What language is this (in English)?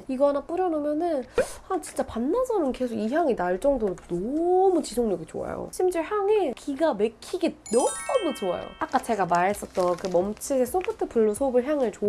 Korean